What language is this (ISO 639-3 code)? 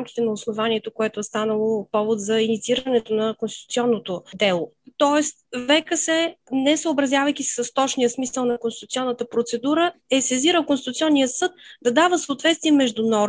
bul